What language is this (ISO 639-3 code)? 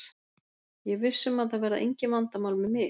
isl